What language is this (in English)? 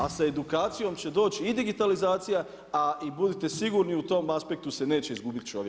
Croatian